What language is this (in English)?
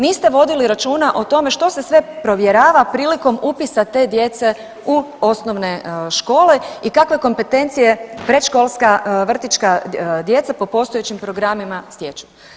Croatian